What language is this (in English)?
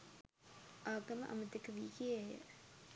Sinhala